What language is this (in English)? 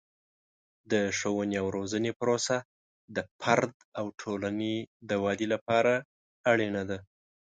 Pashto